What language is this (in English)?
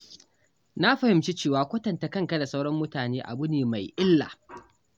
Hausa